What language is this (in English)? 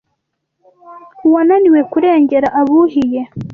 Kinyarwanda